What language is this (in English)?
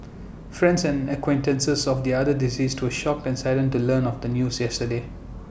English